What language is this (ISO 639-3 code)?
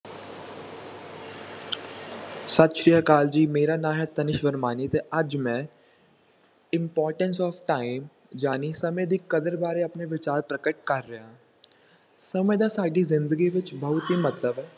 pan